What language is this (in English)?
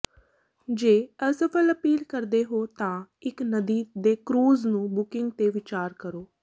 Punjabi